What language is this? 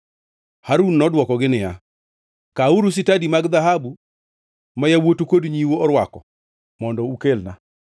Luo (Kenya and Tanzania)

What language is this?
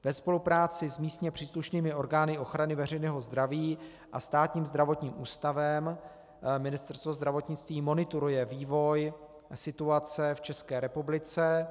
Czech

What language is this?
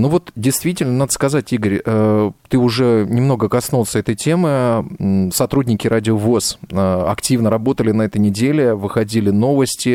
Russian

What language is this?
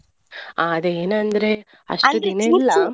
Kannada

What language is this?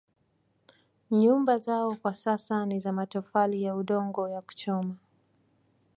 Swahili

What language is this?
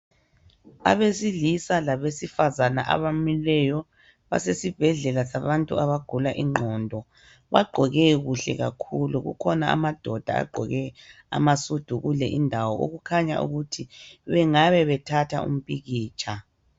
North Ndebele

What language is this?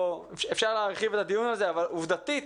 Hebrew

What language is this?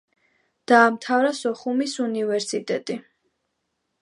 Georgian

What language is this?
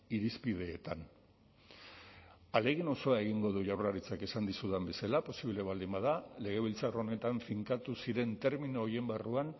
Basque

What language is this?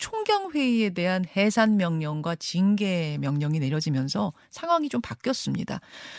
Korean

